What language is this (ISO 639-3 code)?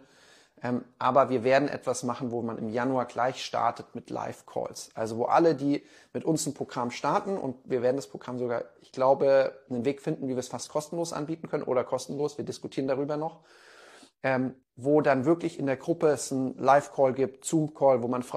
deu